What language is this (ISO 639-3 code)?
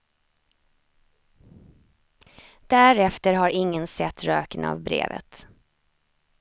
swe